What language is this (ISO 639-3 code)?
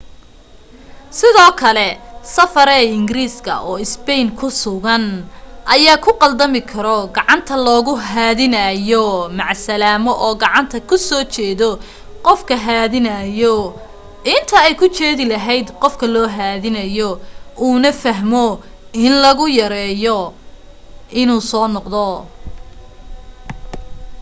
som